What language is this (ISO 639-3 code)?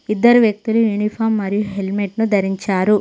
tel